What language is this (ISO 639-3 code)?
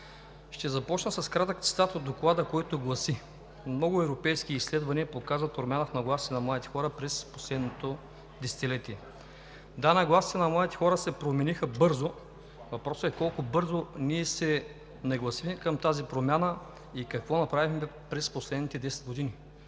bul